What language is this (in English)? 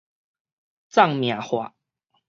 Min Nan Chinese